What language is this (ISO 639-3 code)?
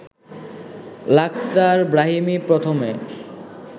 ben